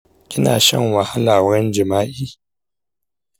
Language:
Hausa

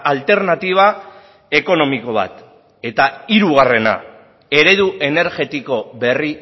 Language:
Basque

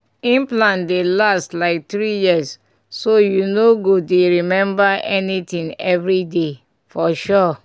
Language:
Nigerian Pidgin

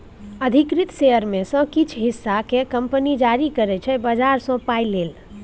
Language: Maithili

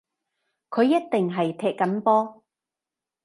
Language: Cantonese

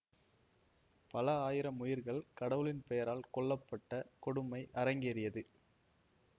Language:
Tamil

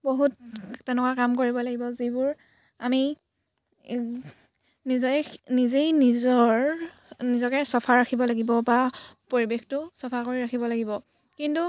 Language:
Assamese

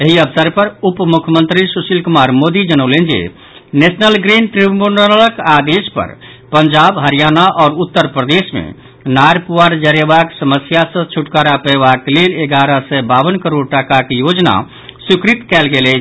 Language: Maithili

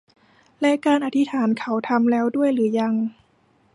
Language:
Thai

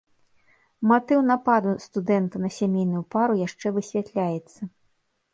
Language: Belarusian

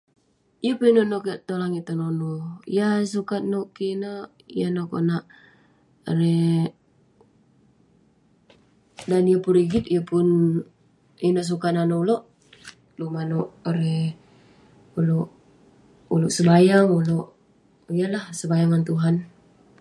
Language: Western Penan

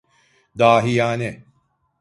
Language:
Turkish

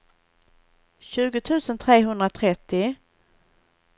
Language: Swedish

